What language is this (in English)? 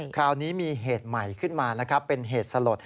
Thai